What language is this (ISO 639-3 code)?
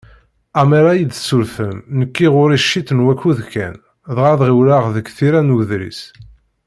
kab